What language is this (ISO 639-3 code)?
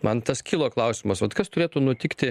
lit